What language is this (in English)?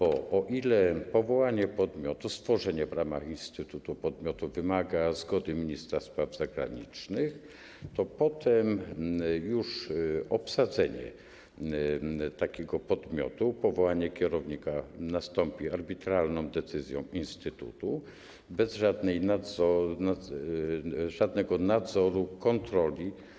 Polish